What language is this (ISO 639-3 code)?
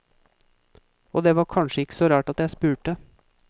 nor